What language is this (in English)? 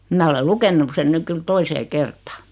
Finnish